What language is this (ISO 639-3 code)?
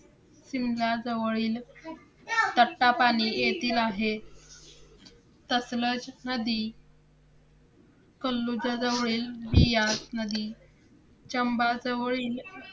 mar